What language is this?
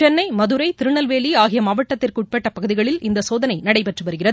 Tamil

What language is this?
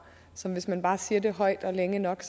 Danish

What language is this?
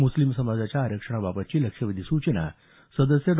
Marathi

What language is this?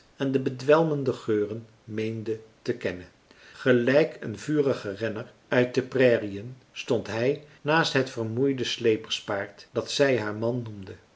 Dutch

